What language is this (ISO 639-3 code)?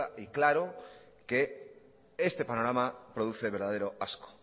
spa